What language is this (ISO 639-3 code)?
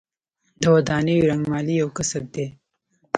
pus